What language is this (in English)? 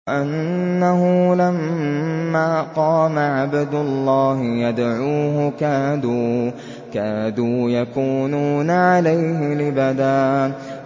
Arabic